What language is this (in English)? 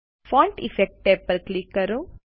Gujarati